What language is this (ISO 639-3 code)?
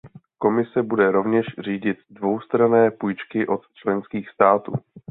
ces